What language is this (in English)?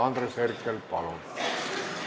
Estonian